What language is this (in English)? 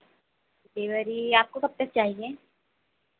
Hindi